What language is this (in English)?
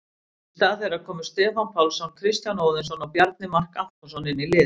Icelandic